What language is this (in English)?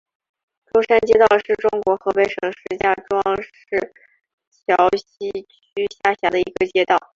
Chinese